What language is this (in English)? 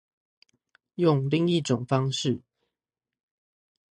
Chinese